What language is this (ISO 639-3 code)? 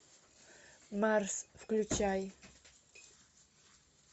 rus